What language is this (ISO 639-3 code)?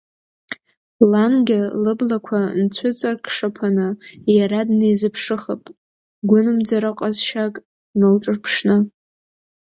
abk